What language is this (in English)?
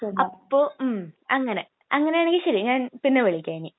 Malayalam